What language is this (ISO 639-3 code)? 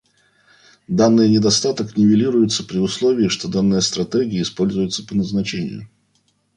rus